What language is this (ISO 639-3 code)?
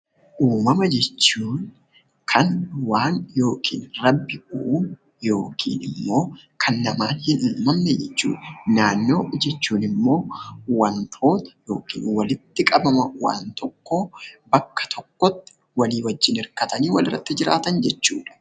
orm